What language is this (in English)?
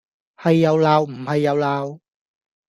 Cantonese